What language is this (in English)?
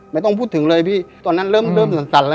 Thai